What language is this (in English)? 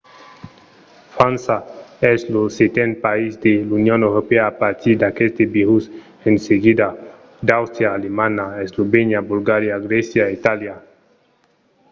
Occitan